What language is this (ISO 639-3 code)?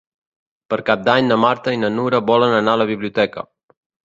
cat